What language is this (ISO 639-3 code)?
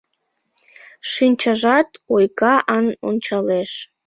chm